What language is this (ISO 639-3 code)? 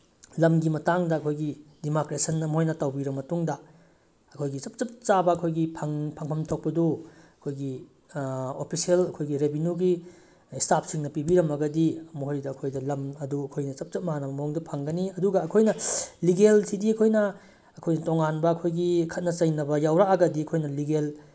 mni